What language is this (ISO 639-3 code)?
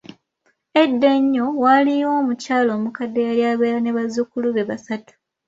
lug